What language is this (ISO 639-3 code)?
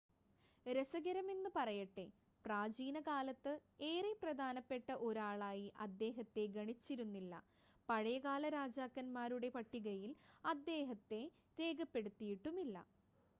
mal